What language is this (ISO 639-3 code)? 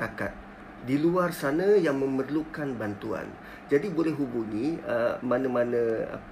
msa